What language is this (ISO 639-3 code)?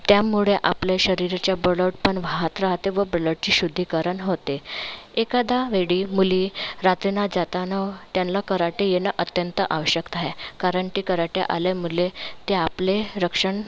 mar